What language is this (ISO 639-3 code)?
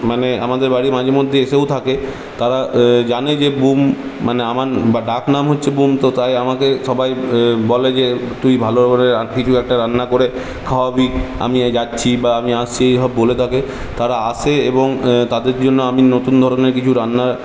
ben